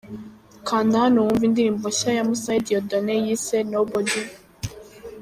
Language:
Kinyarwanda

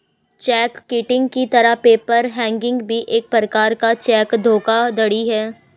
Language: Hindi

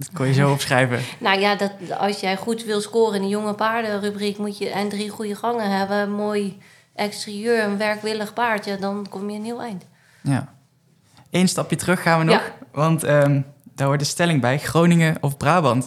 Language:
Dutch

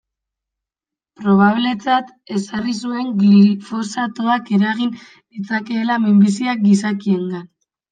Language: Basque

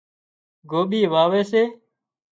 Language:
Wadiyara Koli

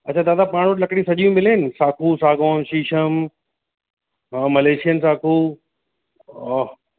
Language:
Sindhi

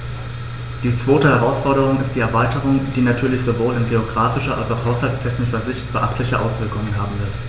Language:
German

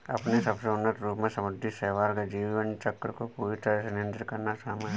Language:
Hindi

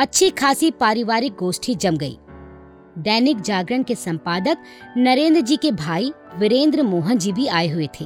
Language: Hindi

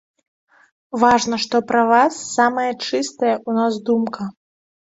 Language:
Belarusian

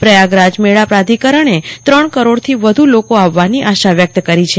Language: Gujarati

